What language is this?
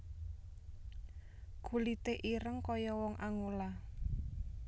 Javanese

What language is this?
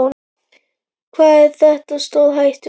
Icelandic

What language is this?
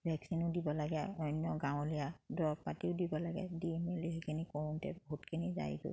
Assamese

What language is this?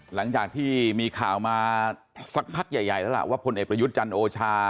Thai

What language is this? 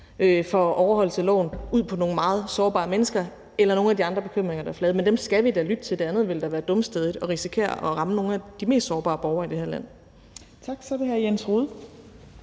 Danish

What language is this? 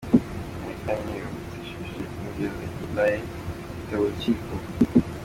Kinyarwanda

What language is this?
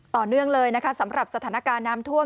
Thai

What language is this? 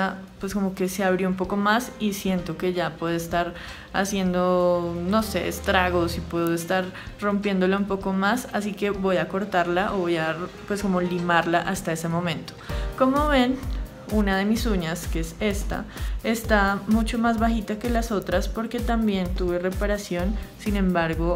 Spanish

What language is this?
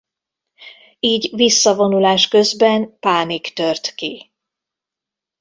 Hungarian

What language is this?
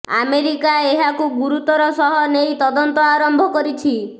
Odia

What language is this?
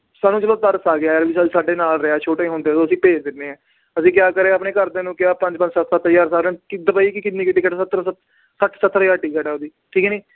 Punjabi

